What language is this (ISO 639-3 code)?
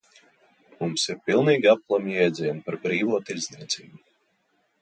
lav